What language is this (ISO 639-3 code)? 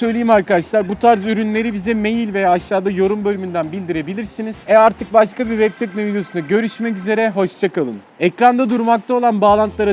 tur